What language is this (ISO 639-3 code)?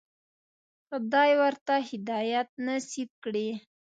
pus